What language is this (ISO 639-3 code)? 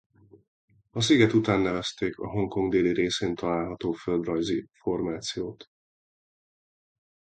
hun